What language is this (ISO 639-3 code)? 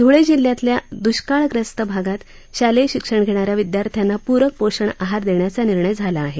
mar